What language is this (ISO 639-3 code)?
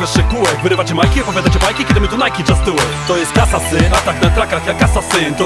pol